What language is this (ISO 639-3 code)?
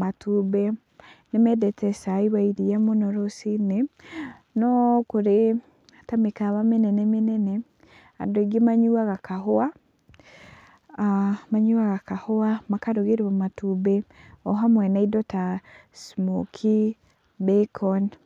kik